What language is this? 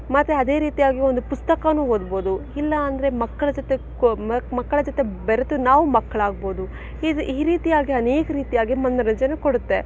Kannada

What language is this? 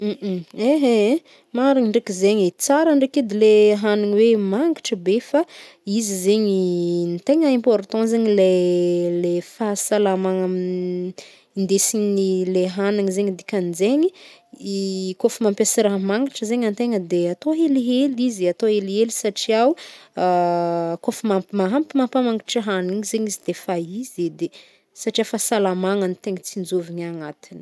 Northern Betsimisaraka Malagasy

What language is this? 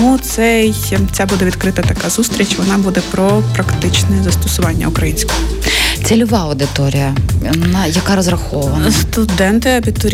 Ukrainian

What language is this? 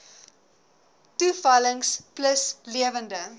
Afrikaans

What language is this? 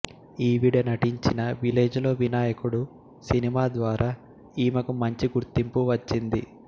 Telugu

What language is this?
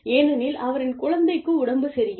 Tamil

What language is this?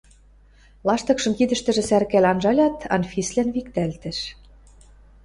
Western Mari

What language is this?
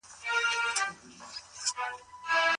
Pashto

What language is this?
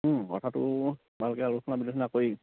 Assamese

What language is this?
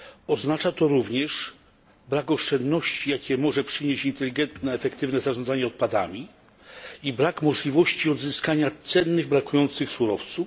Polish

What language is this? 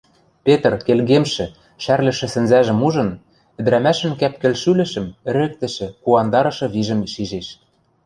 Western Mari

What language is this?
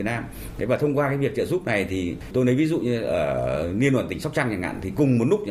Vietnamese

